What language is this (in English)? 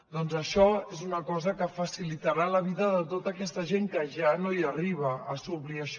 Catalan